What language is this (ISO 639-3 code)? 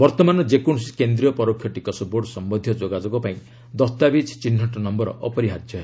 ori